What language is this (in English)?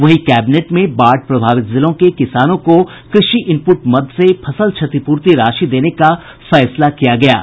Hindi